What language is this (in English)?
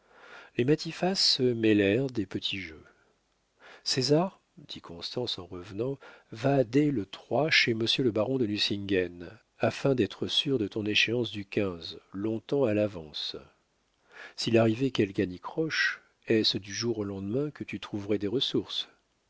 French